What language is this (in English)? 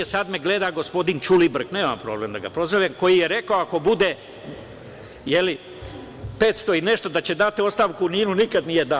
Serbian